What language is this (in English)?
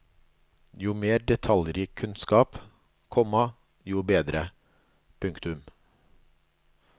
Norwegian